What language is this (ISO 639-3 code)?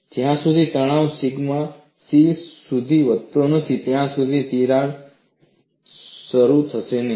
guj